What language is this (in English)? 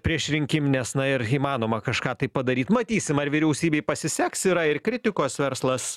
Lithuanian